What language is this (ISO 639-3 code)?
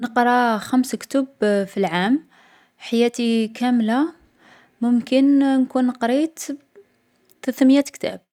arq